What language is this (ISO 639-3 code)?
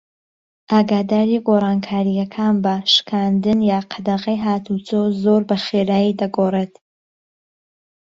ckb